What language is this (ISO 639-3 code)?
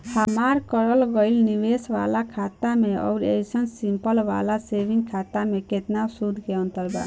bho